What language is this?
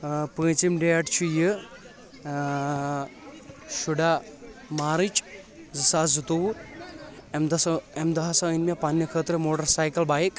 Kashmiri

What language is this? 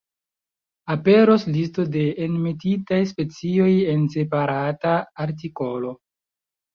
Esperanto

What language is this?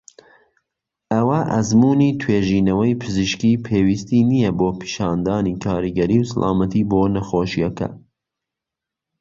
Central Kurdish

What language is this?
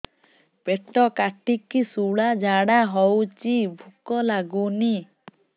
Odia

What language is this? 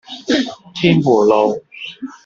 Cantonese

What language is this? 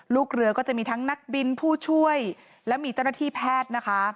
Thai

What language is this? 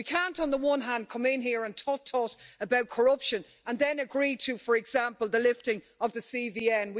English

